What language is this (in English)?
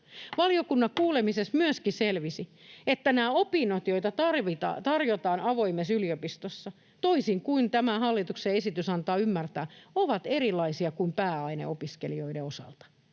Finnish